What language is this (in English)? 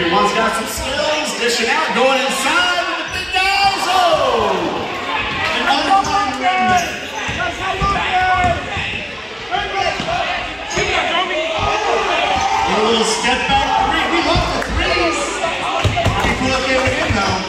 English